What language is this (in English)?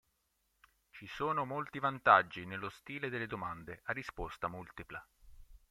Italian